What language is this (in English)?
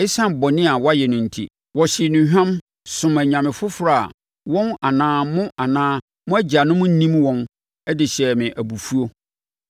Akan